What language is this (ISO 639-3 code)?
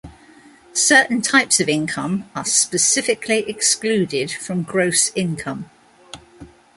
eng